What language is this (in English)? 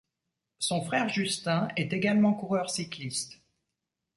French